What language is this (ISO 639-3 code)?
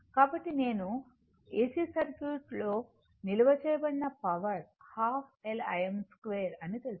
tel